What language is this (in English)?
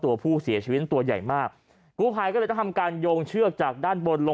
Thai